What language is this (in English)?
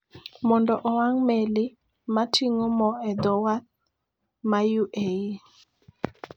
Luo (Kenya and Tanzania)